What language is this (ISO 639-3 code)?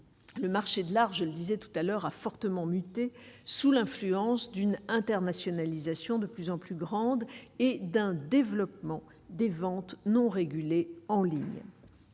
fra